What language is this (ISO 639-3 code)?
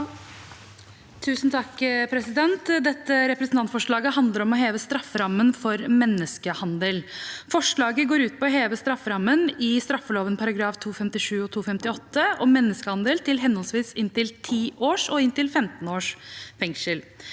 nor